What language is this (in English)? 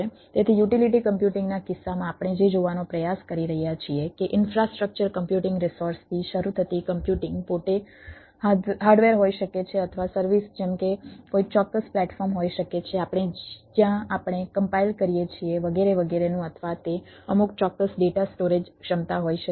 Gujarati